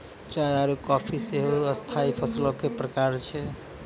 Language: Maithili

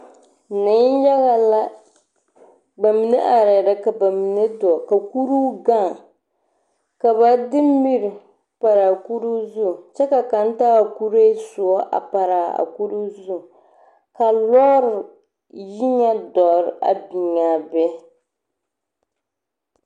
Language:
Southern Dagaare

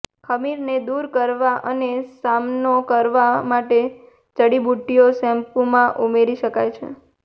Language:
Gujarati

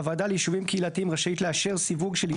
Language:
Hebrew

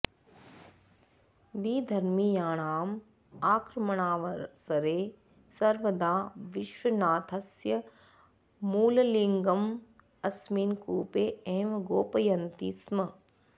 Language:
Sanskrit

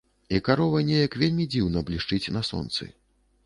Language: Belarusian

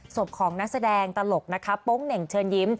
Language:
Thai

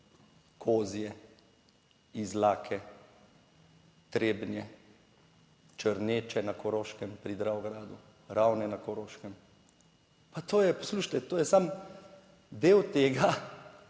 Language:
Slovenian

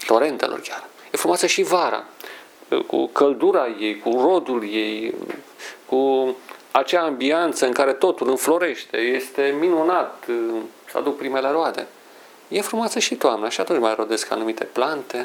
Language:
Romanian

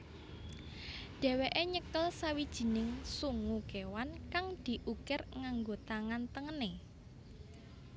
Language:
Javanese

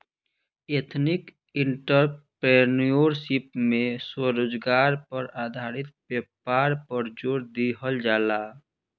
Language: Bhojpuri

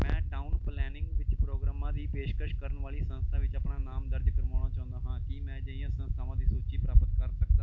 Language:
Punjabi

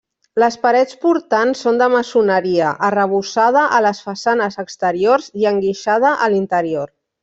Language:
Catalan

